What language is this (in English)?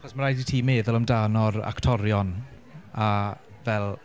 Welsh